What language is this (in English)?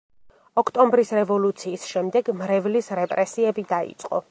Georgian